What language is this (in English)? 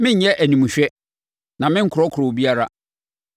Akan